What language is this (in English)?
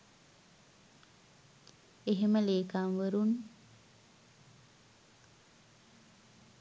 Sinhala